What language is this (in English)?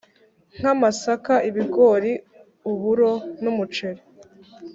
Kinyarwanda